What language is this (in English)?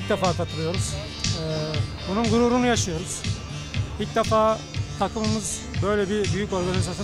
Turkish